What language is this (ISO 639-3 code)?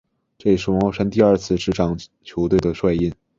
zho